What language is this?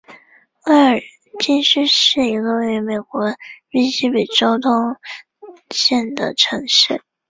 Chinese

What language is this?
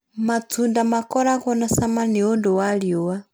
Kikuyu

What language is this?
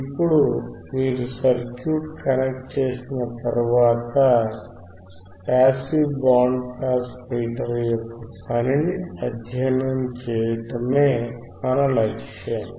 Telugu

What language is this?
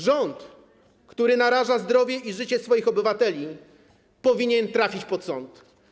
Polish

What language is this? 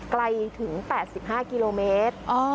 Thai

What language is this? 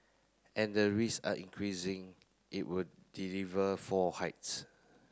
English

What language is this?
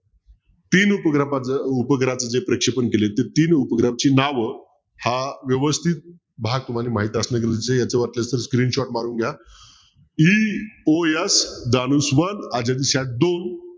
Marathi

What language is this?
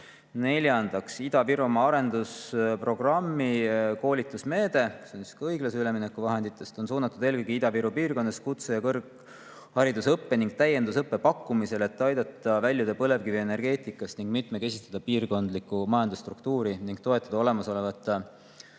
Estonian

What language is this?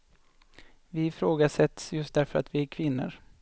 Swedish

